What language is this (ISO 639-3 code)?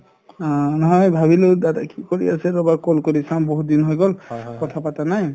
asm